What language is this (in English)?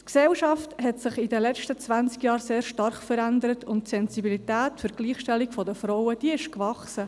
Swiss German